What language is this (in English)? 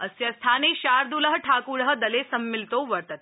Sanskrit